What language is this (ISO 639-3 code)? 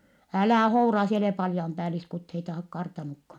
fin